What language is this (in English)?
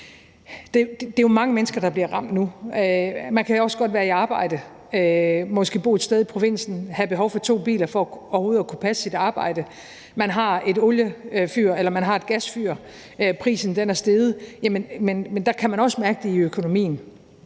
Danish